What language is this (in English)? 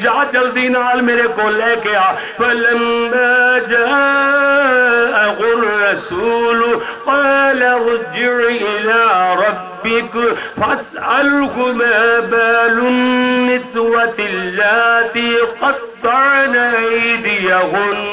Arabic